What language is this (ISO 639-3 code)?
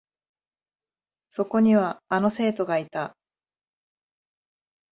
jpn